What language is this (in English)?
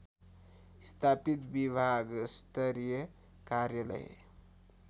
Nepali